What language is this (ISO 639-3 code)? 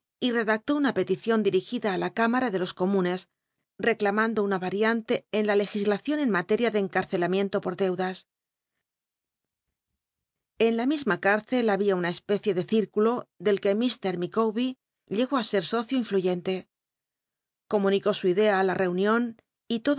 spa